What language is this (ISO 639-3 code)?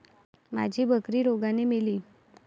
mar